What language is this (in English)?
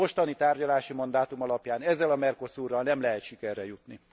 Hungarian